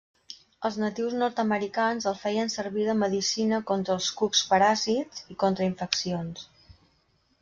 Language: Catalan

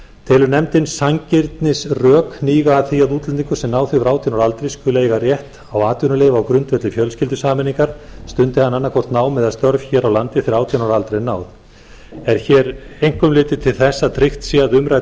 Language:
Icelandic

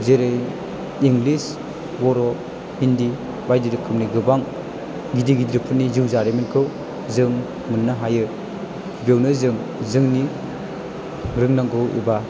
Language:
Bodo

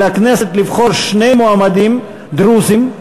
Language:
Hebrew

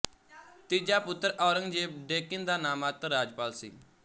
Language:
Punjabi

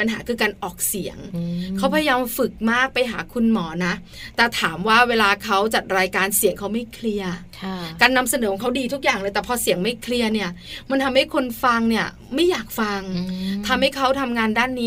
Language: Thai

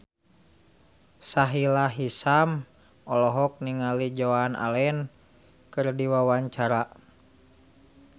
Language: Sundanese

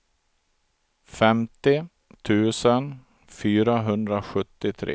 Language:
Swedish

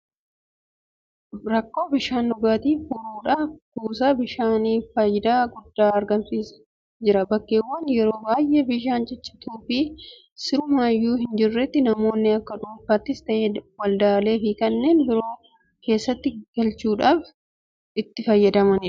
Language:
Oromo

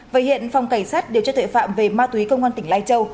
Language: Vietnamese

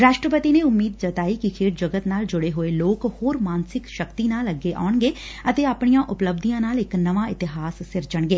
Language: Punjabi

